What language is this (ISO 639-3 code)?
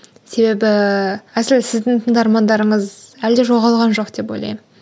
kaz